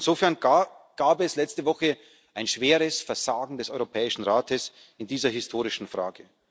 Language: German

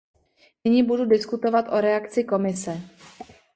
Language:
Czech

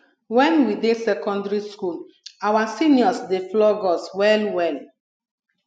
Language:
Nigerian Pidgin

